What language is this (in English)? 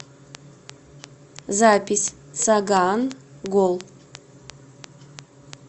Russian